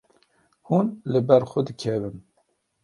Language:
Kurdish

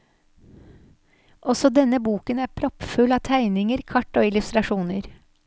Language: Norwegian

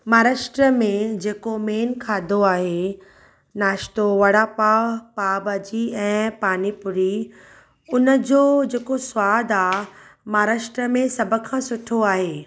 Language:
Sindhi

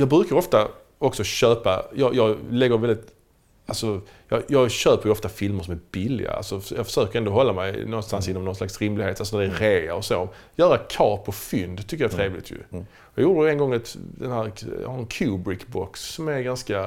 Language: Swedish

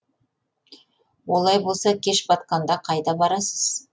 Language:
Kazakh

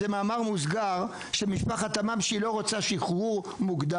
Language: Hebrew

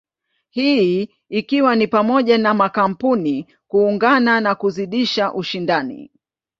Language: Swahili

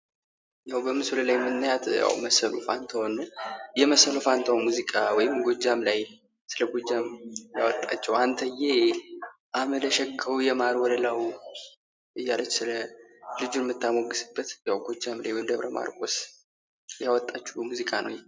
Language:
Amharic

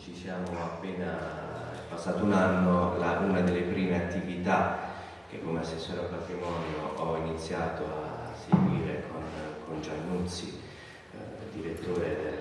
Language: Italian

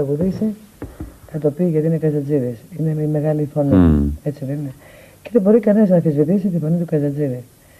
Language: Greek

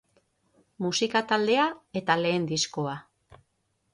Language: Basque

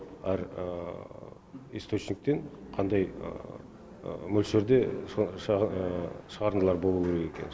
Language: Kazakh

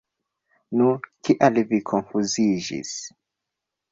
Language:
Esperanto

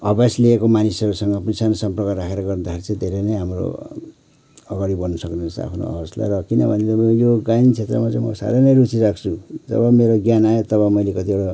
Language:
Nepali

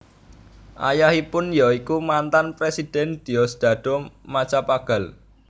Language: Javanese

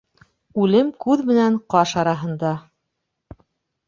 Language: Bashkir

